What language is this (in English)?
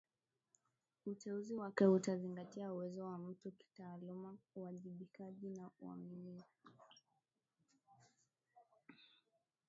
Swahili